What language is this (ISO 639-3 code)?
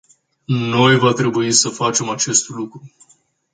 ron